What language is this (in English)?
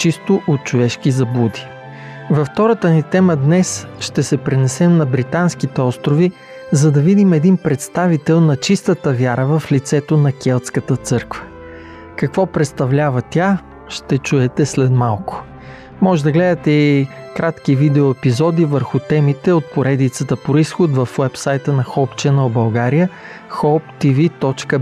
Bulgarian